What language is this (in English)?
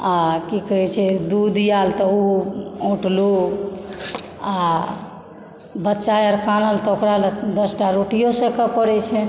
Maithili